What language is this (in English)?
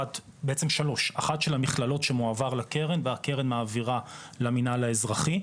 Hebrew